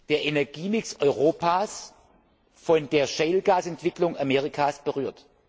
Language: German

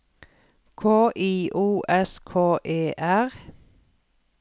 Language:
Norwegian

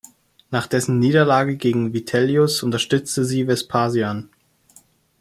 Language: German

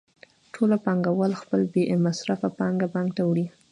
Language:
Pashto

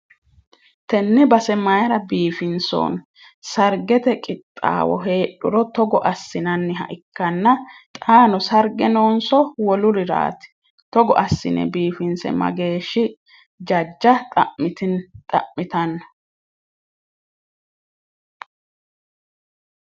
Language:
Sidamo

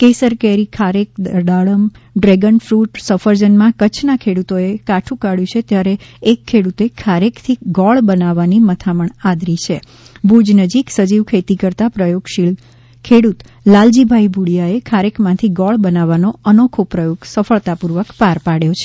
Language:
Gujarati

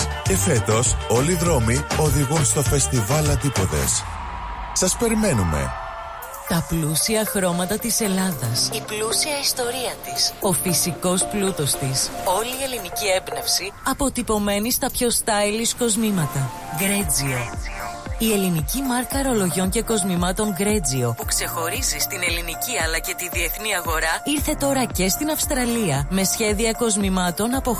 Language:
Greek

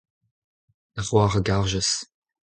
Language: Breton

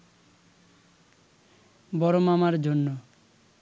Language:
Bangla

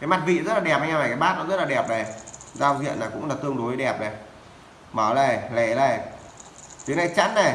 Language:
Vietnamese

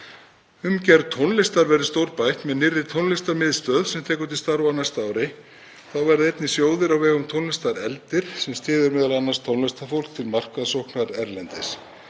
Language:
Icelandic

